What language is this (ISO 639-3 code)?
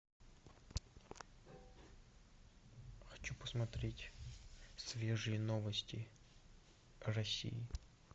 rus